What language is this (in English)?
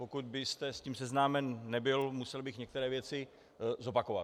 Czech